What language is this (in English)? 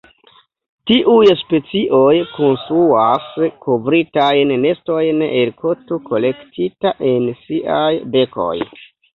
Esperanto